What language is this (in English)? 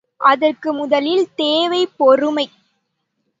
Tamil